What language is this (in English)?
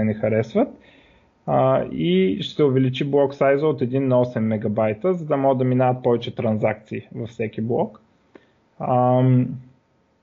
Bulgarian